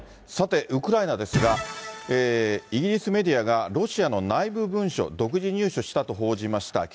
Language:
Japanese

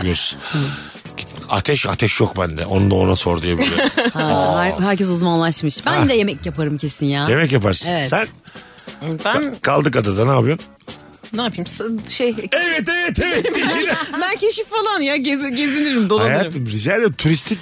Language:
Turkish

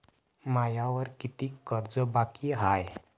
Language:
Marathi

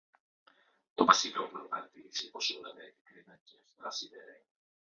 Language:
Greek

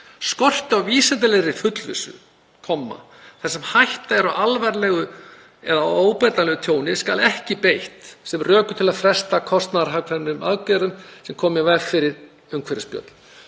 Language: Icelandic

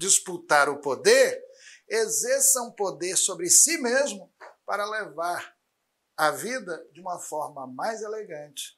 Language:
Portuguese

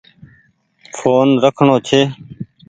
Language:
Goaria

